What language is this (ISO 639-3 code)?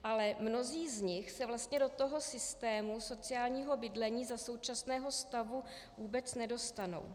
ces